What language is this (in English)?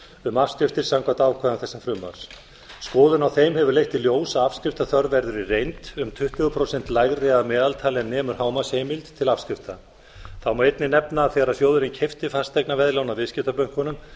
Icelandic